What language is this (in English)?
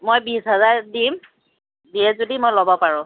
Assamese